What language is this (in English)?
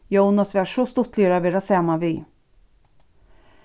Faroese